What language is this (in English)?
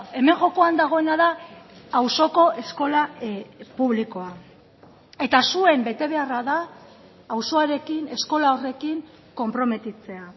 Basque